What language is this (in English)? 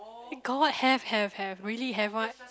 English